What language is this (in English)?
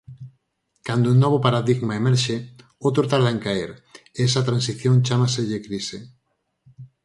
Galician